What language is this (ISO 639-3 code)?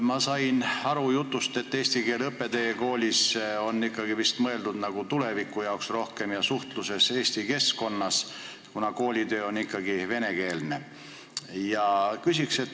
est